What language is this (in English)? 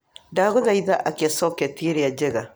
Kikuyu